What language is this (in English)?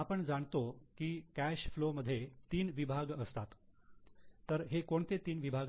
Marathi